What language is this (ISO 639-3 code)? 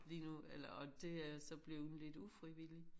dan